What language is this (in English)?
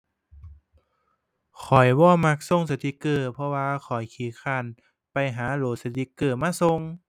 Thai